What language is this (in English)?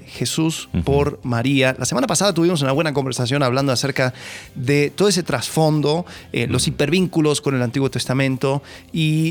Spanish